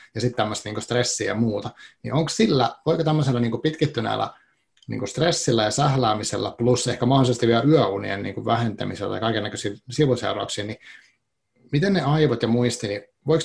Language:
Finnish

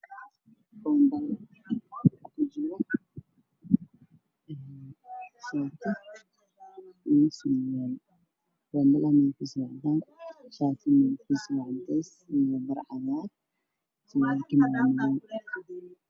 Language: Somali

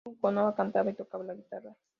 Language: Spanish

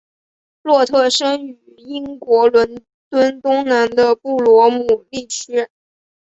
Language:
Chinese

